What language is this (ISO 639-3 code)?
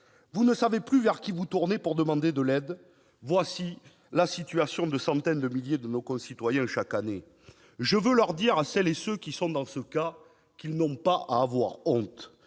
fra